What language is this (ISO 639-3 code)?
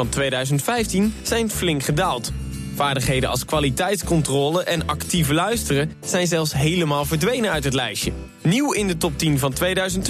nld